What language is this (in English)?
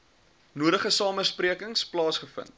Afrikaans